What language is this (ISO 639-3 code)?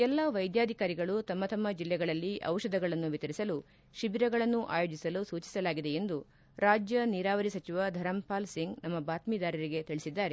kan